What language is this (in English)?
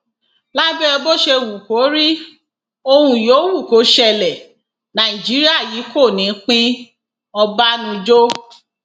Yoruba